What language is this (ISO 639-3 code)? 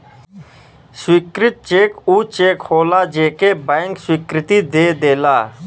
bho